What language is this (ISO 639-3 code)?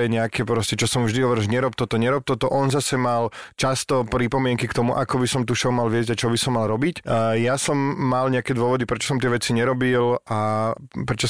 slk